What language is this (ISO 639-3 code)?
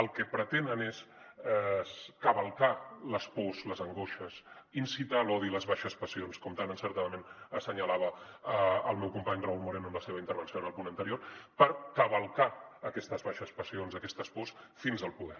cat